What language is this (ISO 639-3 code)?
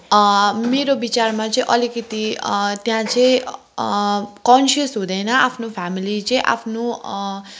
nep